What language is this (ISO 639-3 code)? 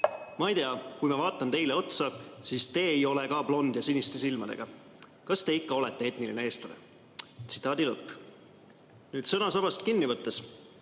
est